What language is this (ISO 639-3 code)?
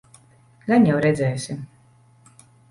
lav